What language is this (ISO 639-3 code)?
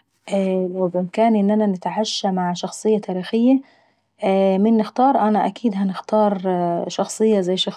aec